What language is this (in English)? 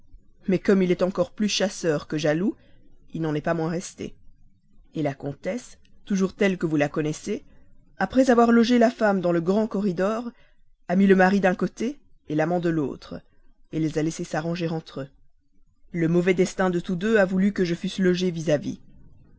French